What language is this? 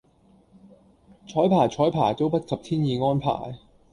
Cantonese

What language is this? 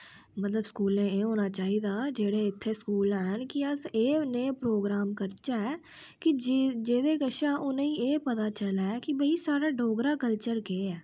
Dogri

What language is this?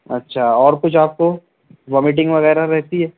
Urdu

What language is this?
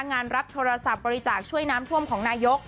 Thai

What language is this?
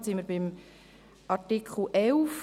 Swiss German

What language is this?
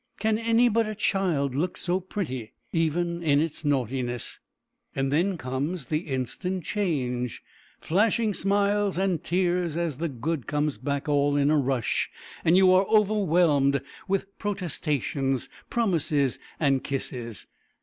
English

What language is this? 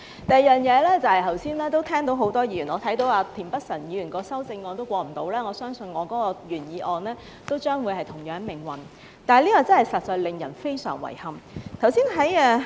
Cantonese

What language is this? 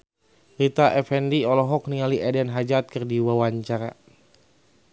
Sundanese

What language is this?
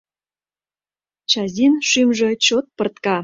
Mari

